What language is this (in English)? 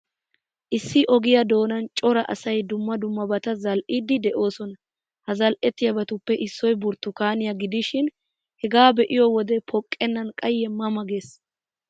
Wolaytta